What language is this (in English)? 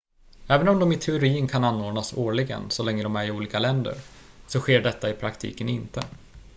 Swedish